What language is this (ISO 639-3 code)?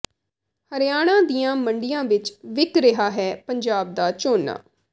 pan